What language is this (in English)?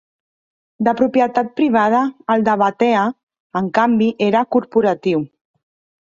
Catalan